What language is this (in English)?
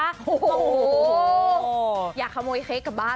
Thai